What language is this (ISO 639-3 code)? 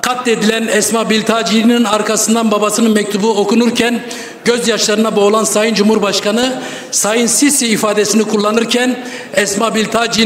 tur